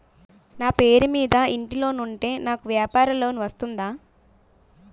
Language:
Telugu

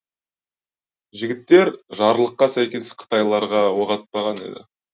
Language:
Kazakh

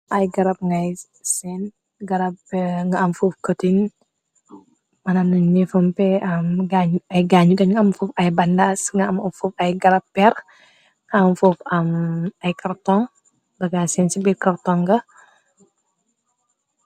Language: Wolof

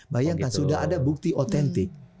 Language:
Indonesian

